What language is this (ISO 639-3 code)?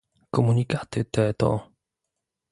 pol